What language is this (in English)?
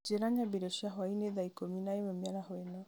Kikuyu